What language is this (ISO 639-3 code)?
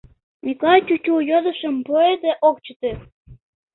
chm